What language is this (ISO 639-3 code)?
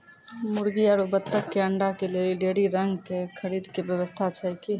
mai